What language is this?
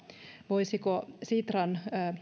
Finnish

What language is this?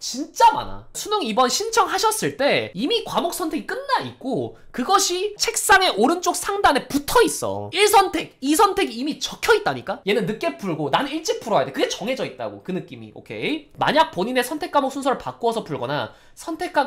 Korean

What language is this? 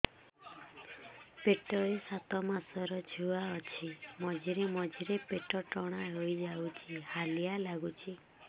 Odia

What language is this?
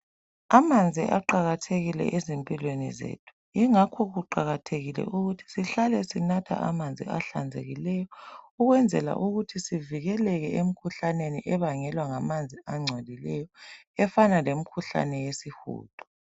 North Ndebele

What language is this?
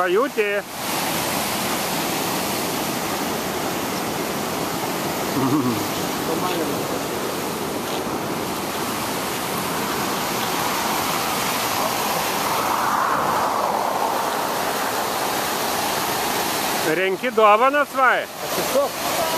Lithuanian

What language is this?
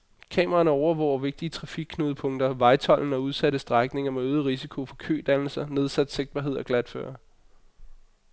Danish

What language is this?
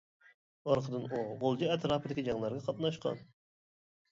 Uyghur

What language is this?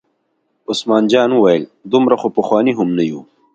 Pashto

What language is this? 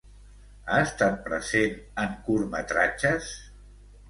Catalan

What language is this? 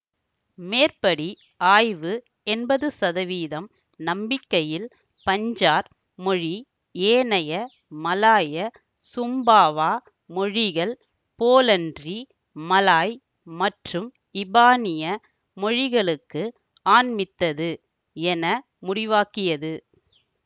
Tamil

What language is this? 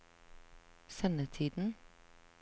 Norwegian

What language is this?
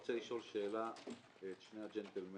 Hebrew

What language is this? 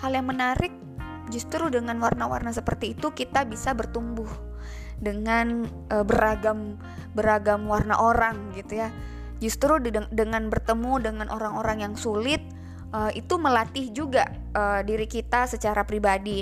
Indonesian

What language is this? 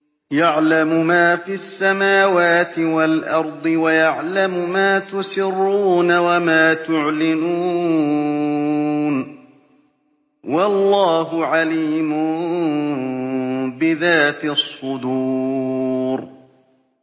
Arabic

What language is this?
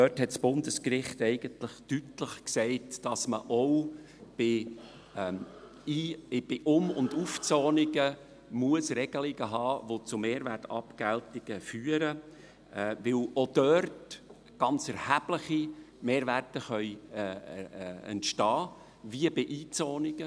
Swiss German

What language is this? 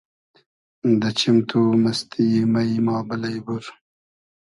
Hazaragi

